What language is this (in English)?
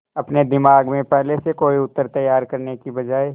Hindi